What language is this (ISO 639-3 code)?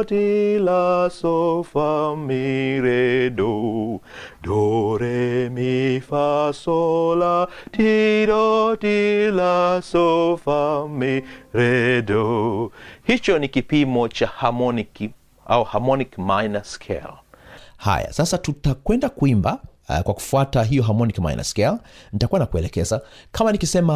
swa